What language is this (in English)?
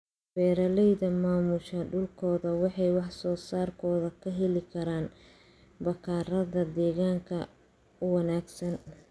Somali